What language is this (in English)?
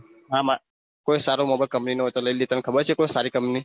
Gujarati